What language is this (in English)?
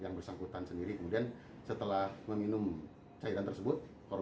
Indonesian